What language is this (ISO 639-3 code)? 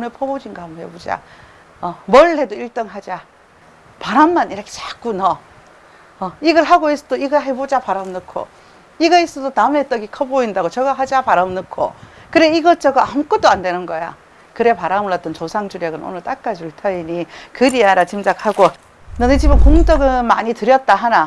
kor